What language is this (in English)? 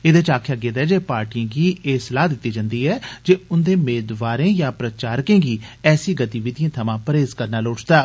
Dogri